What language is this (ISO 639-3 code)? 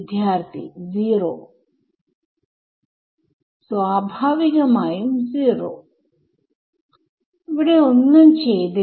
mal